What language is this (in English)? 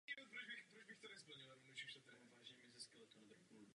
Czech